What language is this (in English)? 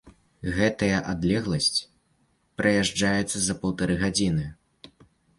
Belarusian